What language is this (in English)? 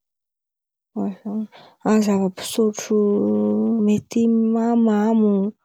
Antankarana Malagasy